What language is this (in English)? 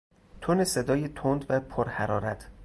Persian